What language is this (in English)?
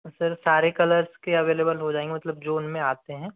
Hindi